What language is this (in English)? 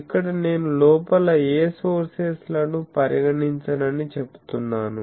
Telugu